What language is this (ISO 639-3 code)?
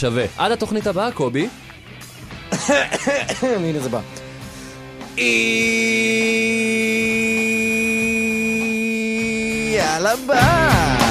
heb